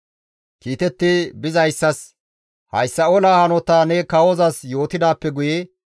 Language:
Gamo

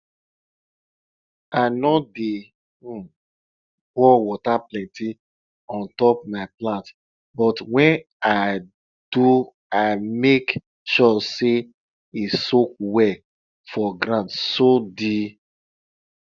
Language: Nigerian Pidgin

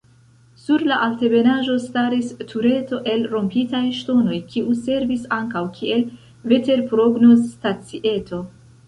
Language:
Esperanto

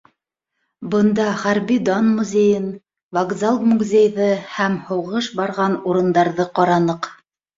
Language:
Bashkir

